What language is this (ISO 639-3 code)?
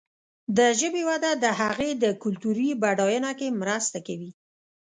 pus